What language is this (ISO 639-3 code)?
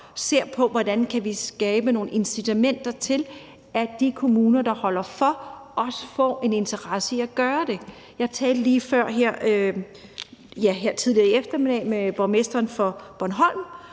dan